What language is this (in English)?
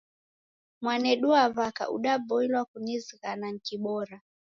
Taita